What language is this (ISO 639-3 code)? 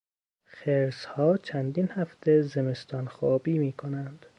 fas